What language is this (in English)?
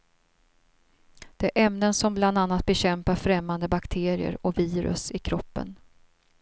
Swedish